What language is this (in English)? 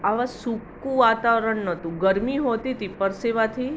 Gujarati